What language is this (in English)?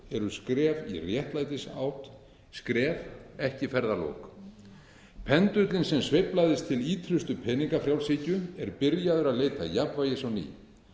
Icelandic